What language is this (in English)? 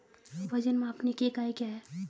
Hindi